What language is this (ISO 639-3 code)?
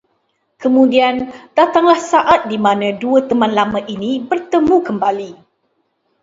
msa